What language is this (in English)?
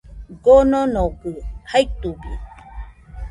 Nüpode Huitoto